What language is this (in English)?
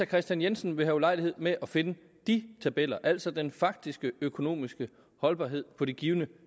Danish